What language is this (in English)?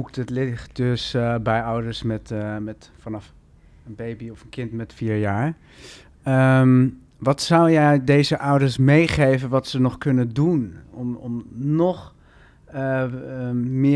Dutch